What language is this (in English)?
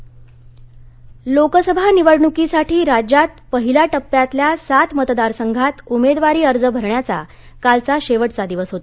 Marathi